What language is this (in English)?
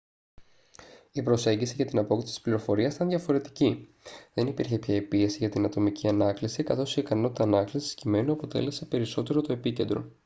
Greek